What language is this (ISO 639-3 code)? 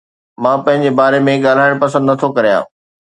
snd